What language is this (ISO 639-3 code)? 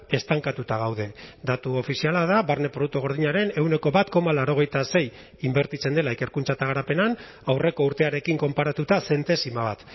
eus